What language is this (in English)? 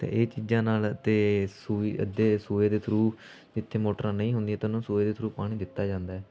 Punjabi